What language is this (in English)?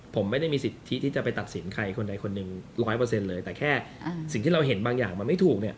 Thai